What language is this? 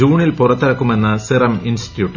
Malayalam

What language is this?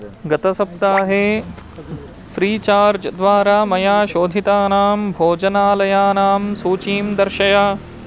Sanskrit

